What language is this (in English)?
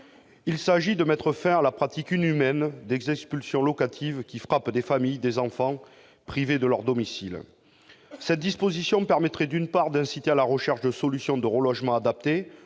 French